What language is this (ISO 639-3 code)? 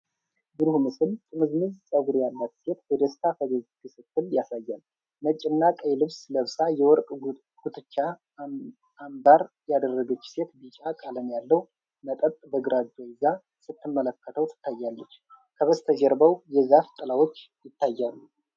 amh